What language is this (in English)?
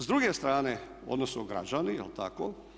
Croatian